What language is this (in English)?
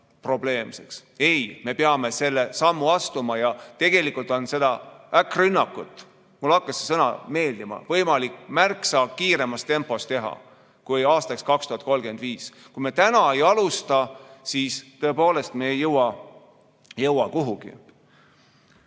Estonian